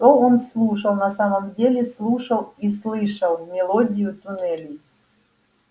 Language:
Russian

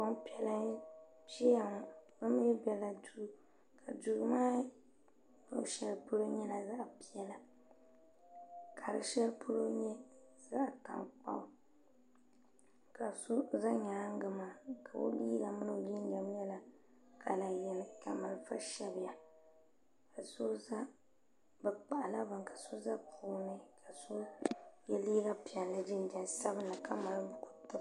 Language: Dagbani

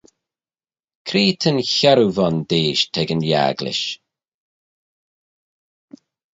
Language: Manx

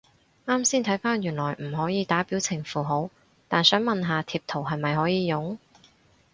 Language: Cantonese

